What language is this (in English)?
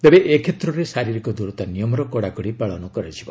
Odia